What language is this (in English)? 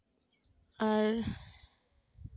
Santali